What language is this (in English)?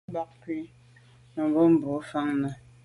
Medumba